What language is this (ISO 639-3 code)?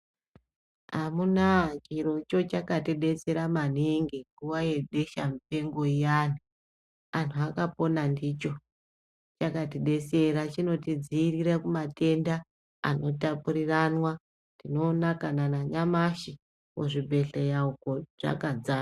ndc